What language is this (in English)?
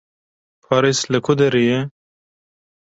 Kurdish